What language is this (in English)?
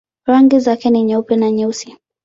Swahili